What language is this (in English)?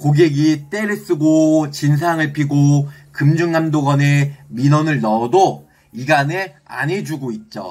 Korean